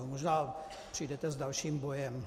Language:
Czech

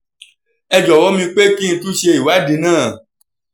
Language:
Yoruba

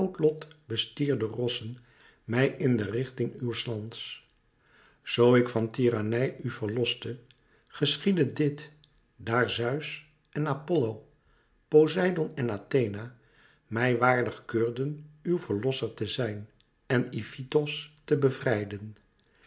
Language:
Dutch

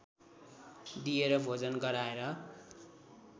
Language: Nepali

